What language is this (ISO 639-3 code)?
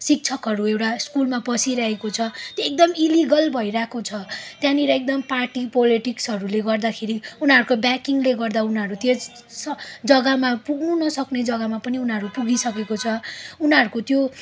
nep